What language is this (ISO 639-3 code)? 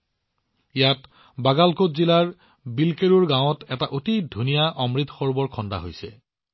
asm